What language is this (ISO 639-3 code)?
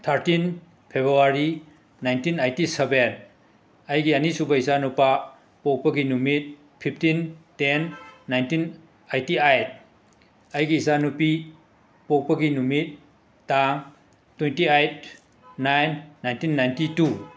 mni